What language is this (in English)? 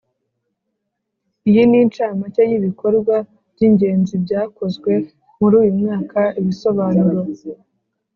Kinyarwanda